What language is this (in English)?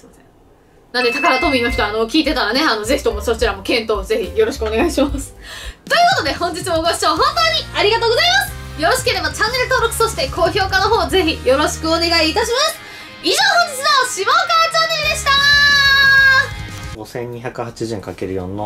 Japanese